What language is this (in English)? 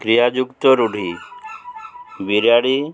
Odia